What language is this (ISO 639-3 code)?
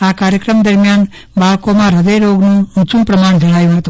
guj